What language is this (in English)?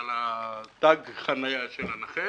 Hebrew